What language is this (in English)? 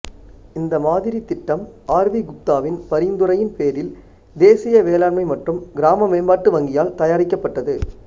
Tamil